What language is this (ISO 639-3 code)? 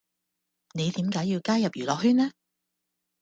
yue